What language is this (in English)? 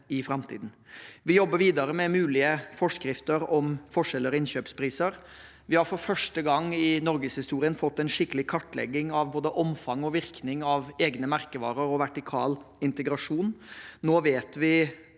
Norwegian